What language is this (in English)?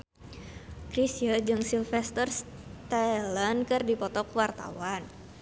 Sundanese